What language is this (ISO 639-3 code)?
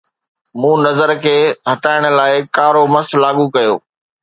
snd